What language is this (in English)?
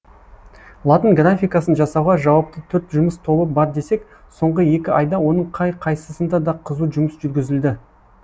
Kazakh